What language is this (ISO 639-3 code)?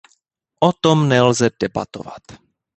ces